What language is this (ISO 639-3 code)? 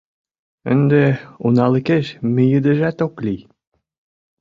chm